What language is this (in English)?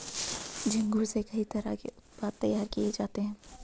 Hindi